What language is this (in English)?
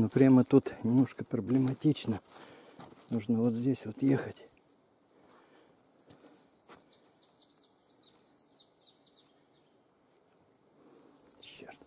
Russian